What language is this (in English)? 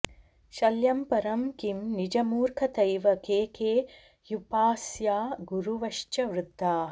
Sanskrit